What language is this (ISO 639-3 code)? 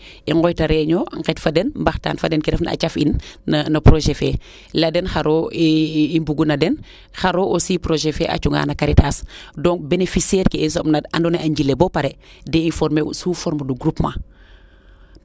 srr